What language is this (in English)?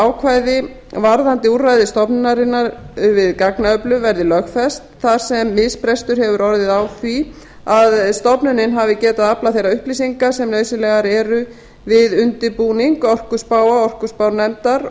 Icelandic